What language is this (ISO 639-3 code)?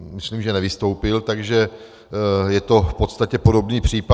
ces